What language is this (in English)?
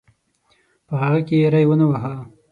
Pashto